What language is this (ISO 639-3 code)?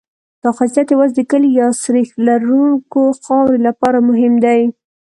pus